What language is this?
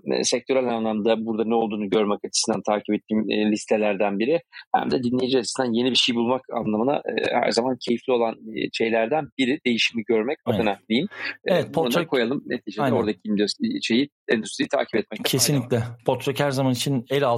Turkish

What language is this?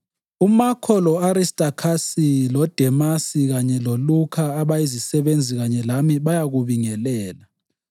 North Ndebele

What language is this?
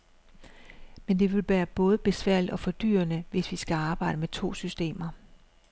Danish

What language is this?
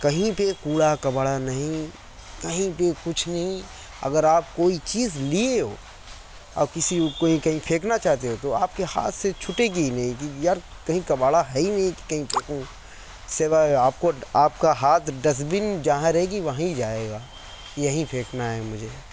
Urdu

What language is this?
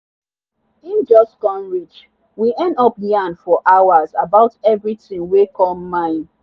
Nigerian Pidgin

